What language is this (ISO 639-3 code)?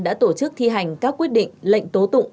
vie